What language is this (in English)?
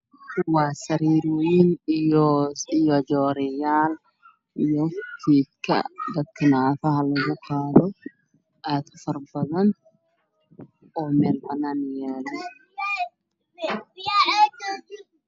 Somali